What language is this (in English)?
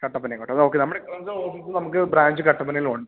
Malayalam